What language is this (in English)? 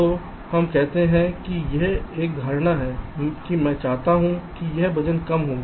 Hindi